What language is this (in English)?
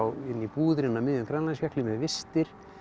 Icelandic